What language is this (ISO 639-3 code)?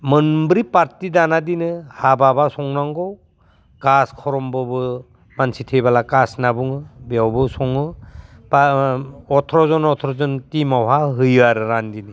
brx